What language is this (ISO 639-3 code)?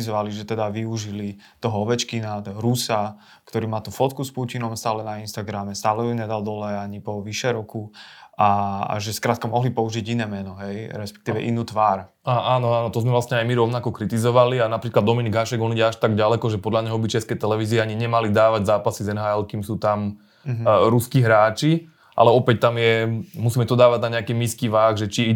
slk